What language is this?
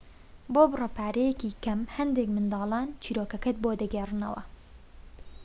Central Kurdish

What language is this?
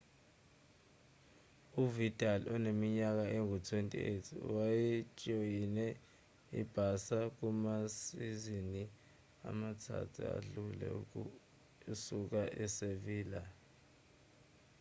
Zulu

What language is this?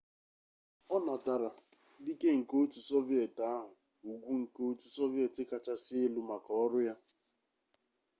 Igbo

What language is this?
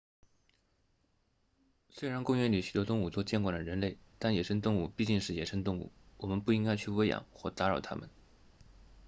Chinese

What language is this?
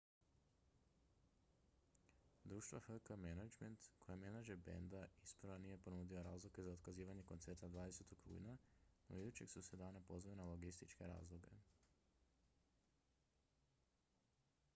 Croatian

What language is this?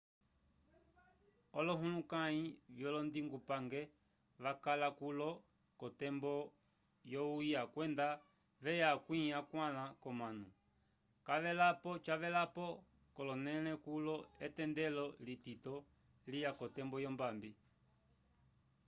Umbundu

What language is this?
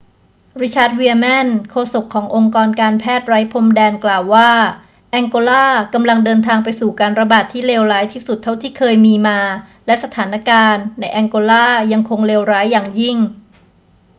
Thai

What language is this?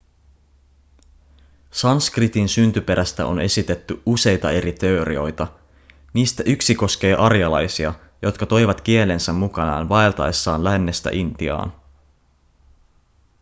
Finnish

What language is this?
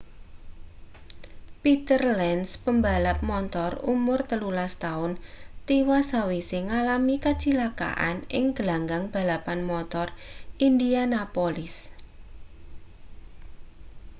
Javanese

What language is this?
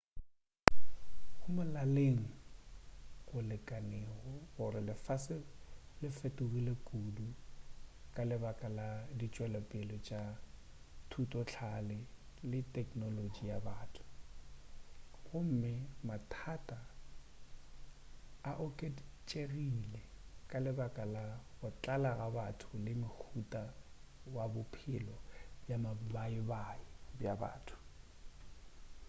Northern Sotho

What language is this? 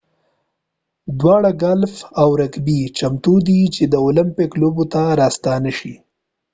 Pashto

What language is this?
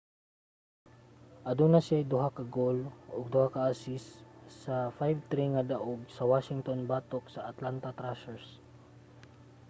Cebuano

